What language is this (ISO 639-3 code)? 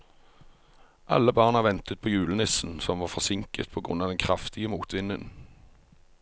nor